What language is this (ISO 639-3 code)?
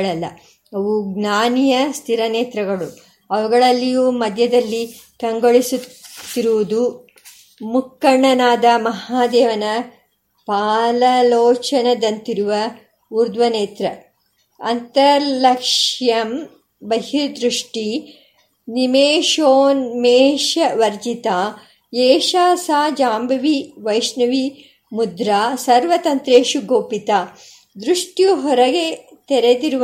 kan